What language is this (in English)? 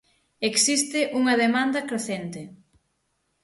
Galician